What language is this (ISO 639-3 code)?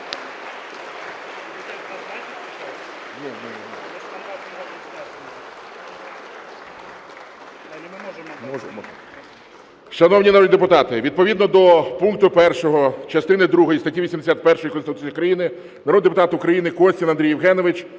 ukr